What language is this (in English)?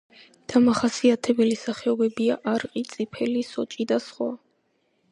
Georgian